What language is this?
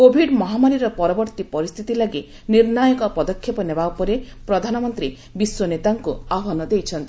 Odia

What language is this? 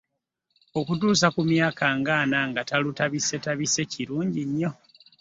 Ganda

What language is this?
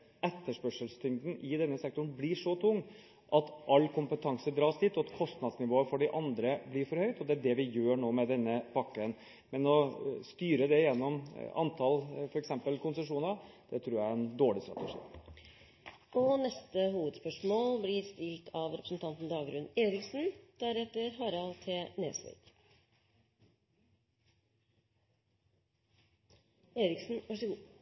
Norwegian Bokmål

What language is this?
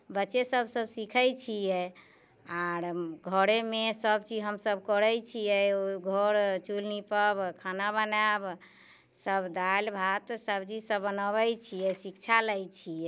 Maithili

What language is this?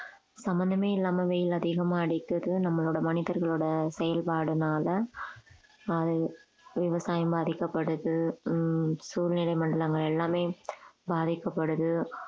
Tamil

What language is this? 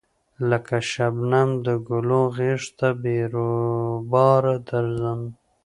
Pashto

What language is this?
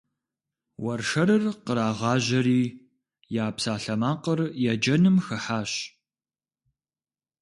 Kabardian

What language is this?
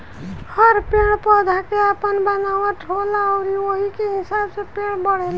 Bhojpuri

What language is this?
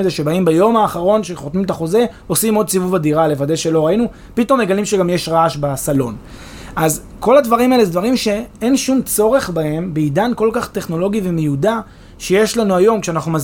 Hebrew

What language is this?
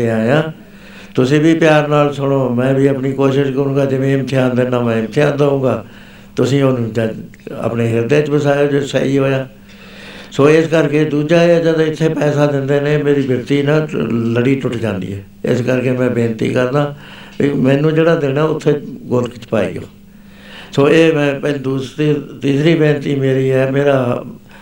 Punjabi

